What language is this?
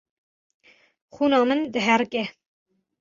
Kurdish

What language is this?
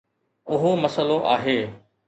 Sindhi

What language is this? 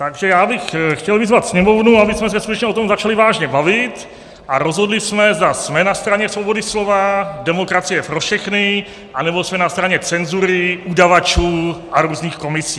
Czech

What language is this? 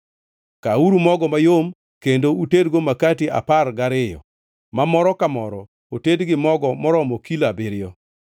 Luo (Kenya and Tanzania)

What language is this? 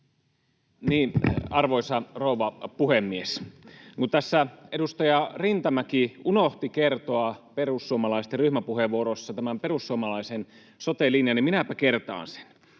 Finnish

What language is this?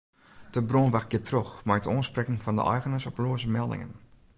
Western Frisian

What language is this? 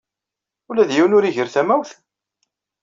Kabyle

